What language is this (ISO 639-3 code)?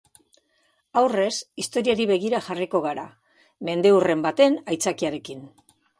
eus